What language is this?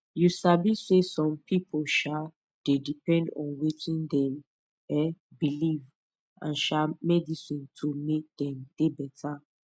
Nigerian Pidgin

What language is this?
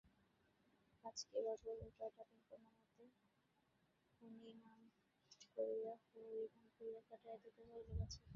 Bangla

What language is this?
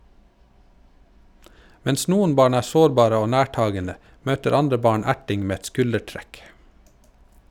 Norwegian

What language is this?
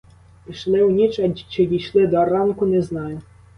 Ukrainian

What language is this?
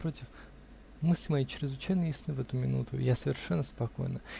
Russian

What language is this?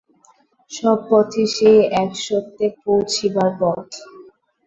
Bangla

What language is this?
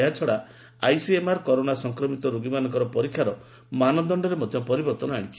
Odia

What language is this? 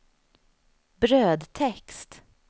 Swedish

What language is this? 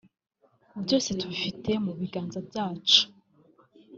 Kinyarwanda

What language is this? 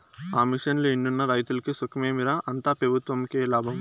Telugu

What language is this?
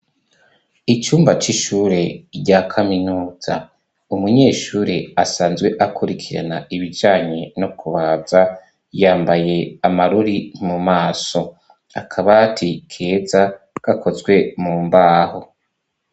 Rundi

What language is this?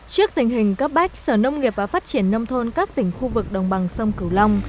Vietnamese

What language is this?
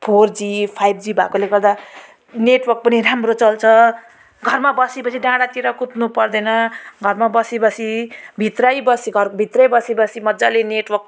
Nepali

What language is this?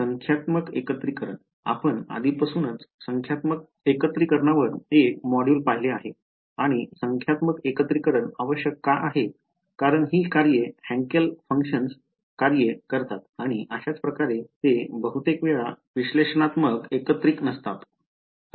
Marathi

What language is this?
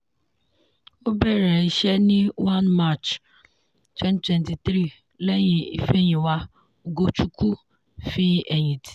Yoruba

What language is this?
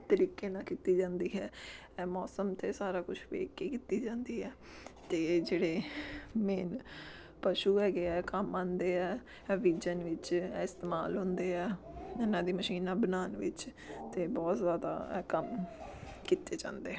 Punjabi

